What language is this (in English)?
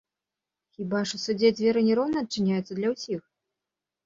Belarusian